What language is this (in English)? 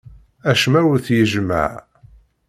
Kabyle